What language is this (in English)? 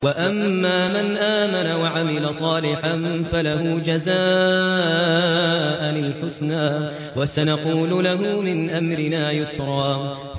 Arabic